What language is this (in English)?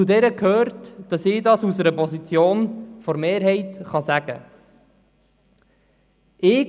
Swiss German